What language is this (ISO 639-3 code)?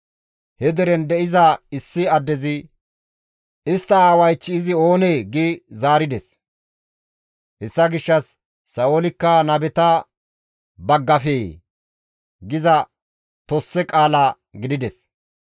gmv